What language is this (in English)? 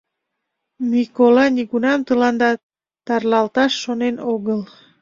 Mari